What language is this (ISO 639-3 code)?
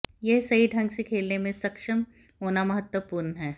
hin